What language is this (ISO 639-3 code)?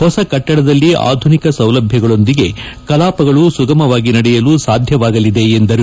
kan